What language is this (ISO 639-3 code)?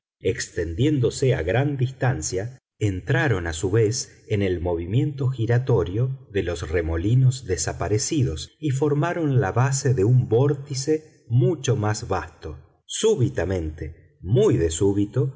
spa